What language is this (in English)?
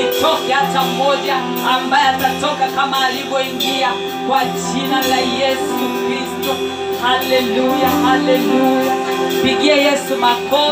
Swahili